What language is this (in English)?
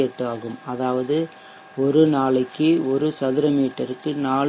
Tamil